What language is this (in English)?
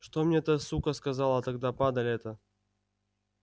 Russian